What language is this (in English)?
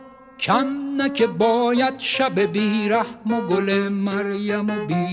Persian